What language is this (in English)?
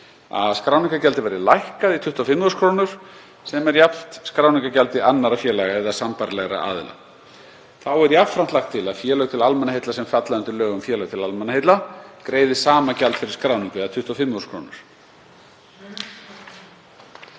Icelandic